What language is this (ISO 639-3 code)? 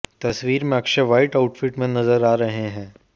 hin